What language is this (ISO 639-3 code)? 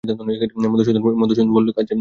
ben